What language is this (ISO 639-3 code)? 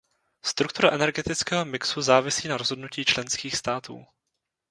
ces